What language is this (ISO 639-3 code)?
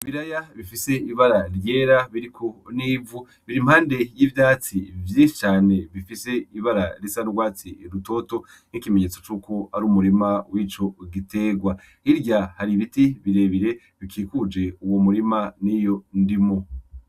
run